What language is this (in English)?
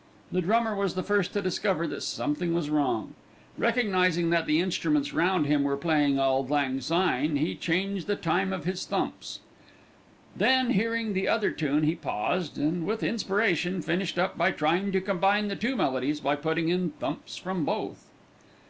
English